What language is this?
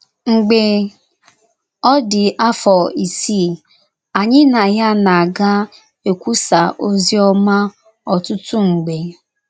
Igbo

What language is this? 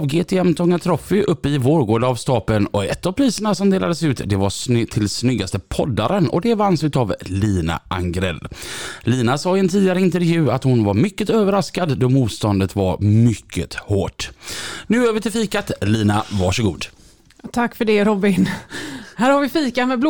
Swedish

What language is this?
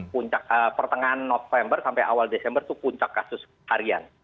Indonesian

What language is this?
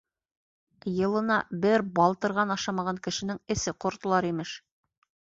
Bashkir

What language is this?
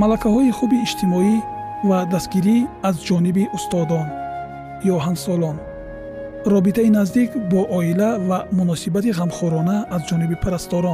Persian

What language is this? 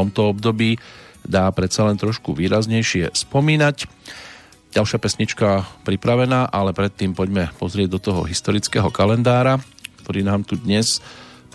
Slovak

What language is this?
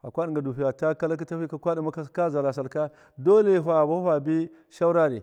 Miya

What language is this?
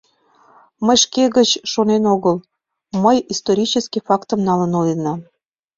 Mari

